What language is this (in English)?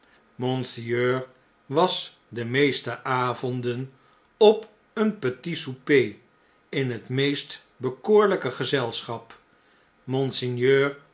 Dutch